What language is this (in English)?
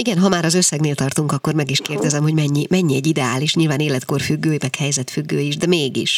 Hungarian